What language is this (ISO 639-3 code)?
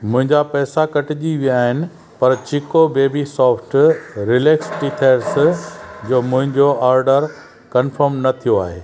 snd